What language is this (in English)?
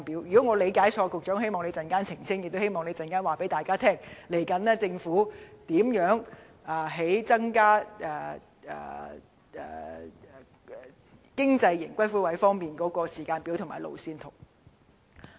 Cantonese